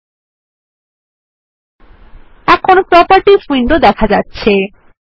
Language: Bangla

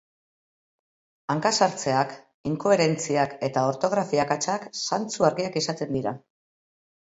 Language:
Basque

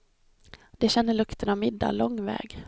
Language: Swedish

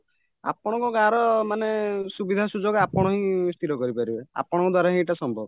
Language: Odia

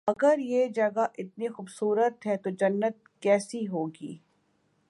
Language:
Urdu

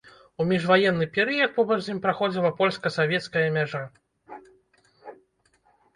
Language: Belarusian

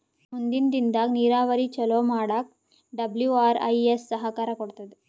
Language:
Kannada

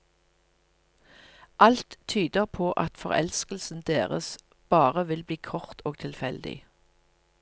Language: Norwegian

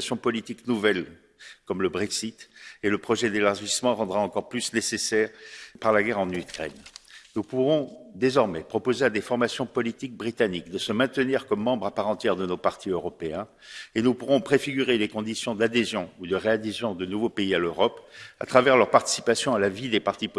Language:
French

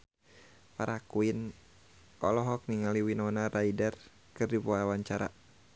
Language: Sundanese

